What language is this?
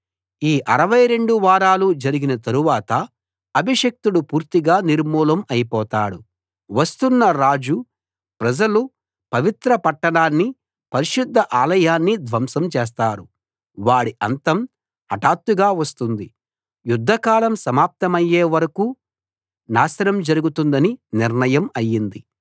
Telugu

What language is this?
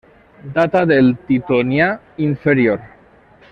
Catalan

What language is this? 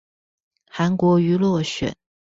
Chinese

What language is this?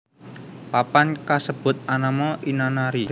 Javanese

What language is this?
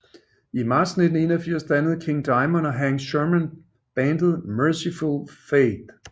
Danish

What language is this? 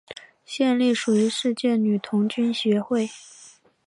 Chinese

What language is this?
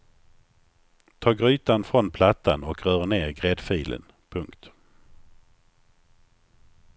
Swedish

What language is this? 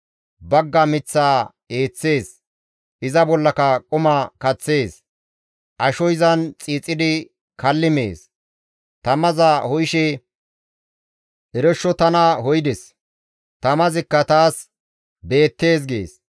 Gamo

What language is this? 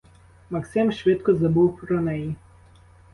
Ukrainian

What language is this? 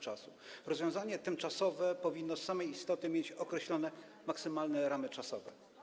Polish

